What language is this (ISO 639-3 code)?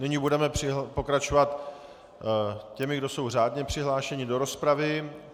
ces